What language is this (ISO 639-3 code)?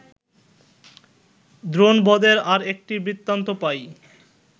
ben